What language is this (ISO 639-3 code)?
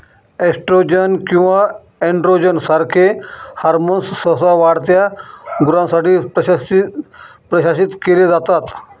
mar